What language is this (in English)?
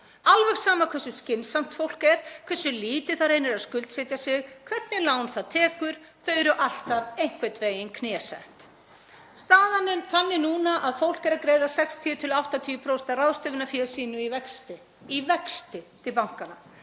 Icelandic